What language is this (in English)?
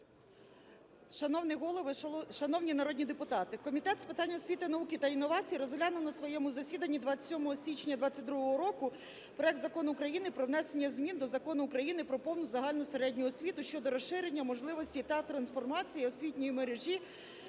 Ukrainian